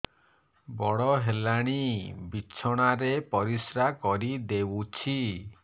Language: Odia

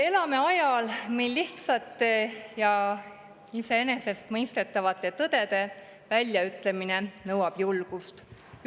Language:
Estonian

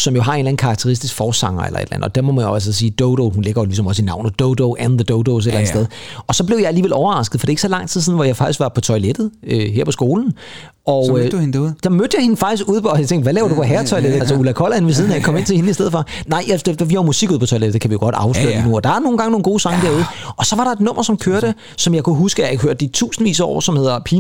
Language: Danish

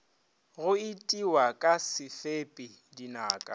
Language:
Northern Sotho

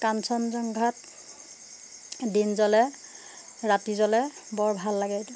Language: Assamese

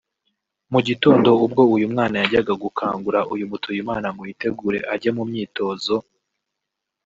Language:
Kinyarwanda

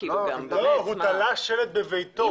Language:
Hebrew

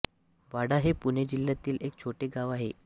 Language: Marathi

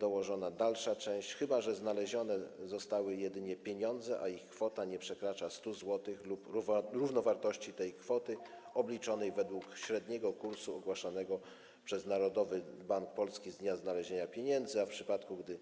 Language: Polish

